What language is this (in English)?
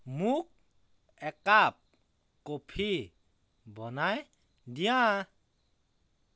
Assamese